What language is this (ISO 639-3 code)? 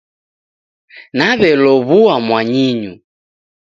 dav